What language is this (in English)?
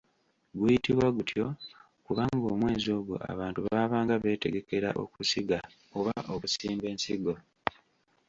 Ganda